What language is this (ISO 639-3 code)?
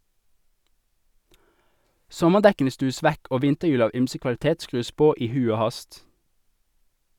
nor